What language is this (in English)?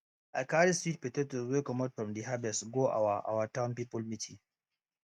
Nigerian Pidgin